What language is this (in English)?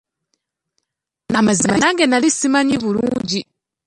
Ganda